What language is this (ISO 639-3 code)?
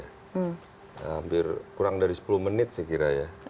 ind